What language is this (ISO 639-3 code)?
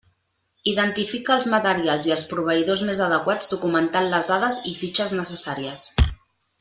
cat